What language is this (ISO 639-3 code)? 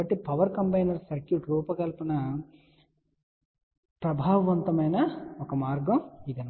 tel